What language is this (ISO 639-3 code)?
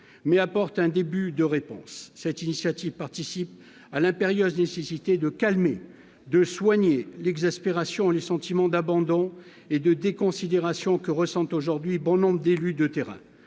fra